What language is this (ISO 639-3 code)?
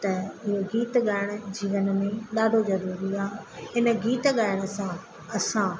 snd